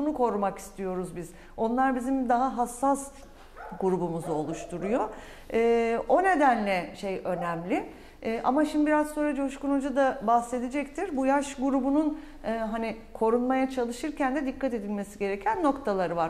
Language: Turkish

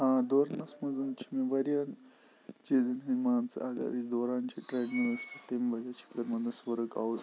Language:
Kashmiri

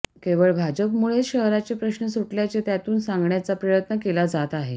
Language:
Marathi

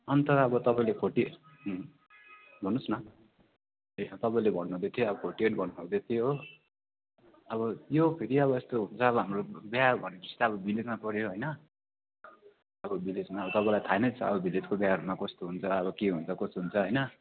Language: Nepali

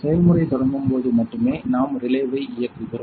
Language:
Tamil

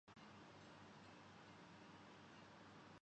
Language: Urdu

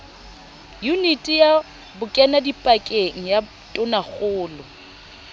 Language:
Southern Sotho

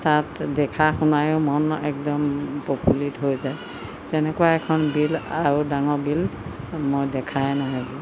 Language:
Assamese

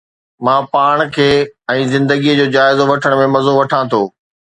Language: Sindhi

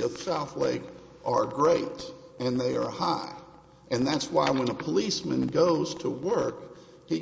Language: English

